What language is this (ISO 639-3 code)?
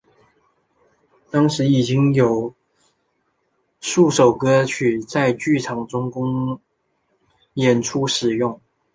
zho